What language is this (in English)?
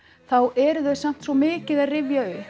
Icelandic